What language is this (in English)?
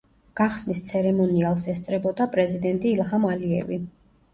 Georgian